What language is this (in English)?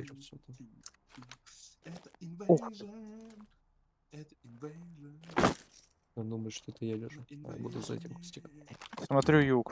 Russian